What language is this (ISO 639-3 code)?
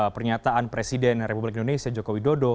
ind